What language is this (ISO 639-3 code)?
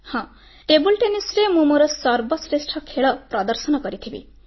ori